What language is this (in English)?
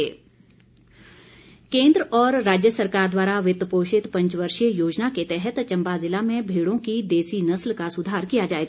Hindi